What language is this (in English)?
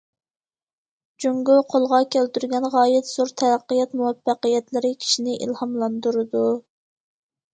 Uyghur